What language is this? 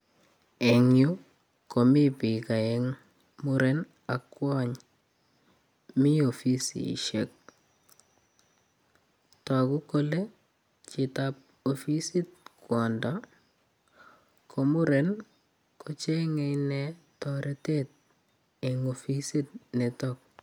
Kalenjin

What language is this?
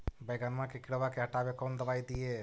Magahi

